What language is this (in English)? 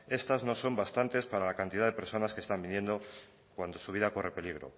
Spanish